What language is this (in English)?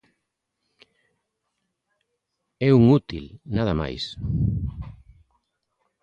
Galician